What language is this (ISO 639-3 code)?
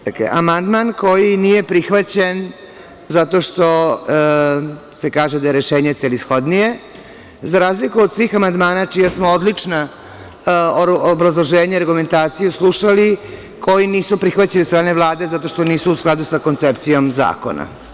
srp